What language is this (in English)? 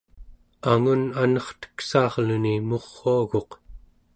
Central Yupik